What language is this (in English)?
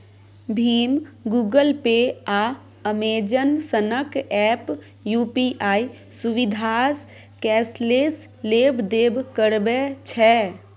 Maithili